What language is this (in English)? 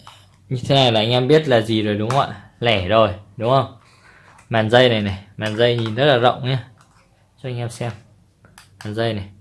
Vietnamese